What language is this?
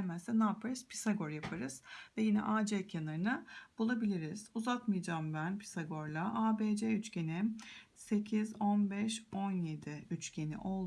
Turkish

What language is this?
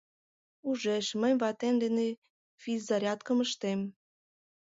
Mari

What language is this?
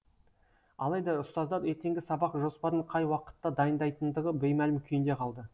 Kazakh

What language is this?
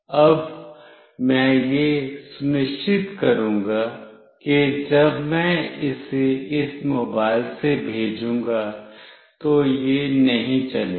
Hindi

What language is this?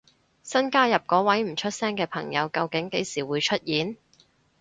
Cantonese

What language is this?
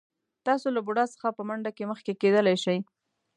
Pashto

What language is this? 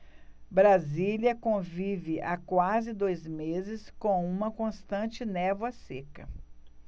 Portuguese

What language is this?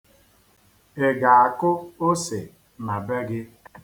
Igbo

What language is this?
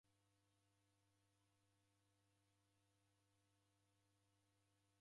Taita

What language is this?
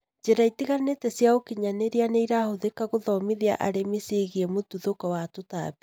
Kikuyu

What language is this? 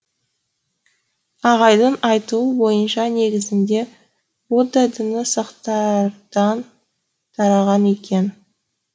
Kazakh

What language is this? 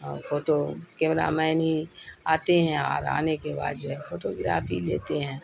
Urdu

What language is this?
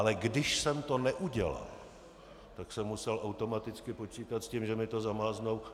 Czech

